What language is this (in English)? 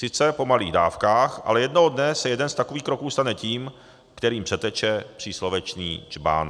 Czech